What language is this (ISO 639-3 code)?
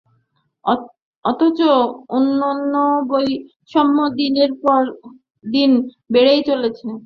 ben